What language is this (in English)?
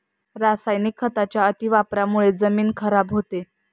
Marathi